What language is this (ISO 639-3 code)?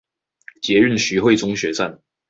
zho